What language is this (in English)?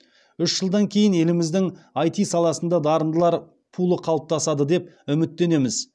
Kazakh